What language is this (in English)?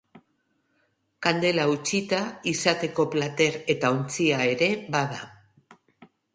Basque